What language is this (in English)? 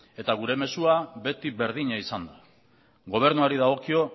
Basque